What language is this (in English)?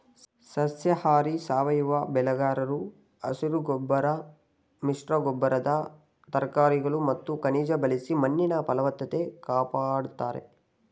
Kannada